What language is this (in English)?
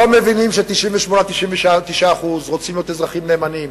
Hebrew